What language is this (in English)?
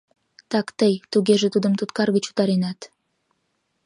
Mari